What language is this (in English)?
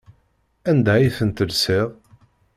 Kabyle